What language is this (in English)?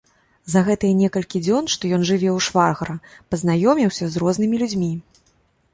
Belarusian